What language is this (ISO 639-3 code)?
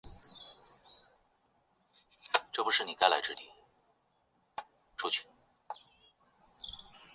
zho